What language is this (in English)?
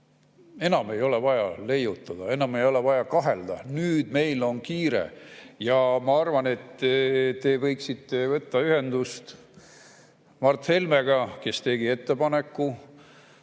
Estonian